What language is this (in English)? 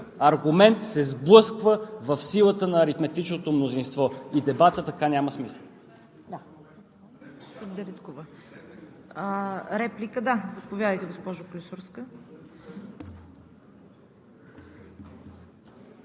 Bulgarian